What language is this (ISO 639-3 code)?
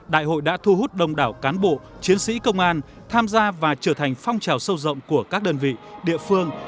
vie